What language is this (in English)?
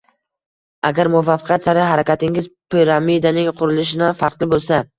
Uzbek